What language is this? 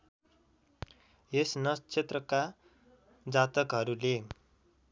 Nepali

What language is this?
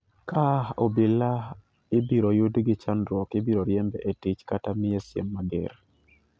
Luo (Kenya and Tanzania)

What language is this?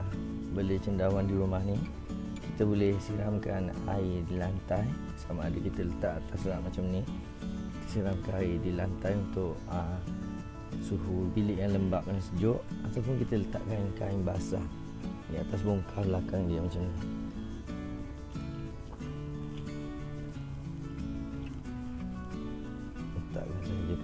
Malay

